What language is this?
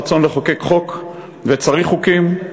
Hebrew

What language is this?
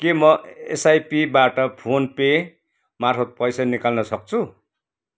Nepali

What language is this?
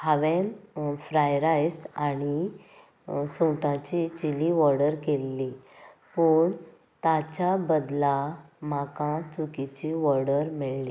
Konkani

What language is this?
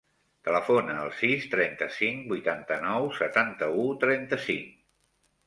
Catalan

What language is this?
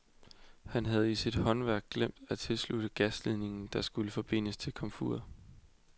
Danish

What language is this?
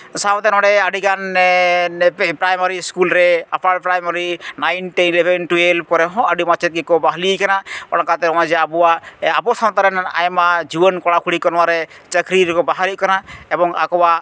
Santali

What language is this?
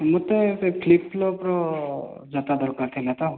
Odia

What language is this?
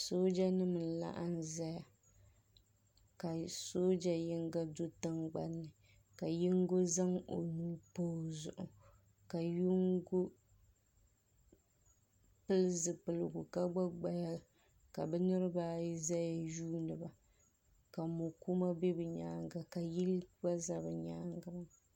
Dagbani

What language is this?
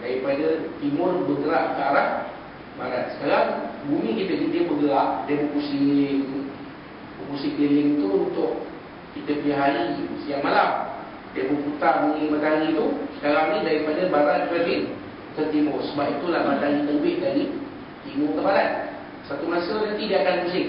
Malay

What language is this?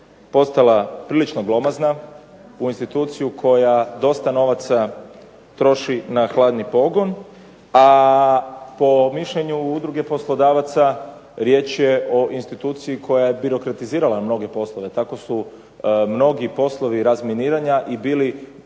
Croatian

